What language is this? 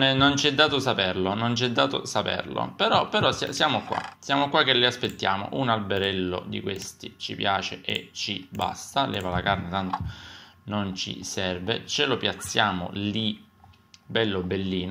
Italian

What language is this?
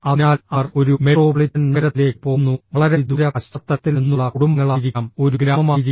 Malayalam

